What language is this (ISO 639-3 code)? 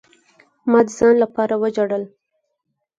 pus